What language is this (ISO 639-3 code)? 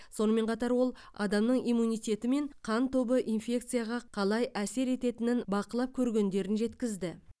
kaz